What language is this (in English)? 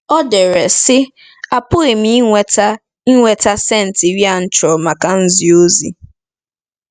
Igbo